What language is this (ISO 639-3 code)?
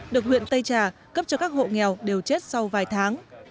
vie